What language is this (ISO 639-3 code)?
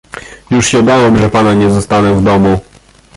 pol